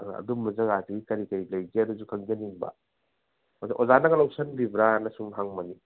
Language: Manipuri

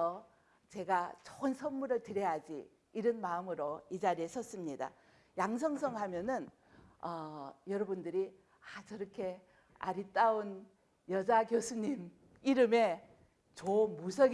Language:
Korean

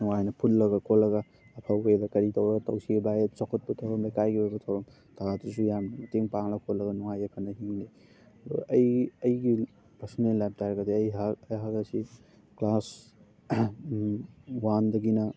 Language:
Manipuri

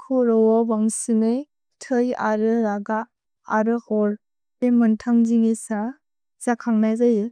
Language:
Bodo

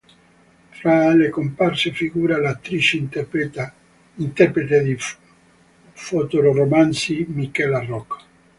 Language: Italian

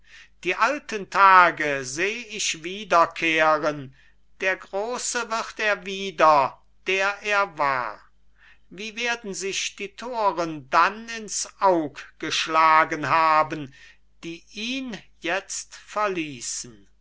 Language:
German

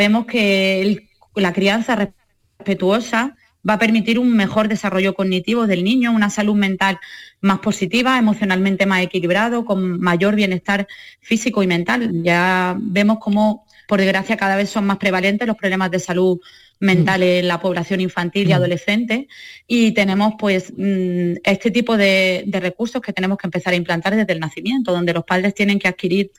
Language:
Spanish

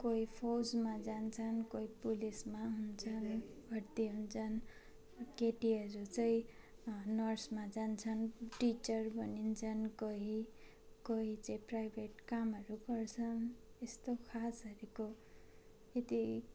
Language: Nepali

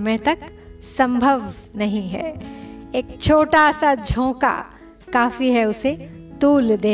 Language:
Hindi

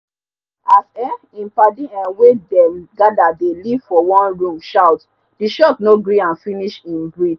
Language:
Nigerian Pidgin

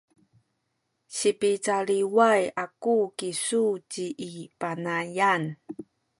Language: Sakizaya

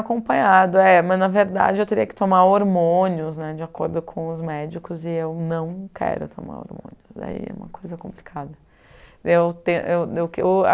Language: Portuguese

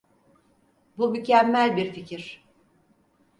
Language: Turkish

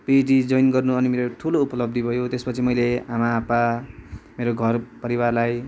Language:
Nepali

